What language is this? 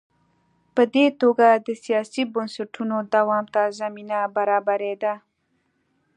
Pashto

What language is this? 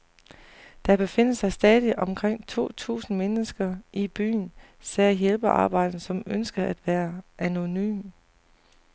Danish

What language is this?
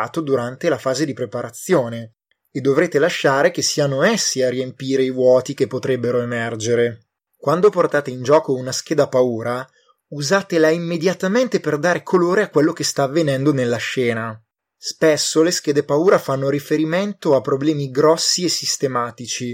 Italian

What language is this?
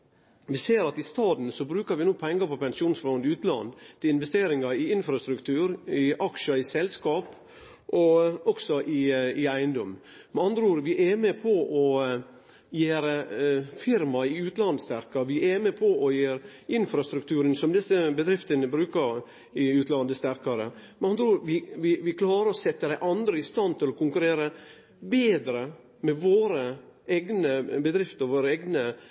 Norwegian Nynorsk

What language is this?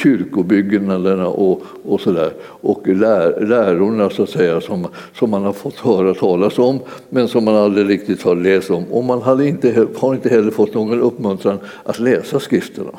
Swedish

